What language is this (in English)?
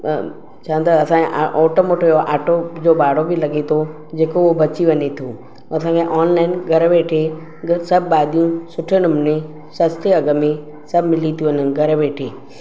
Sindhi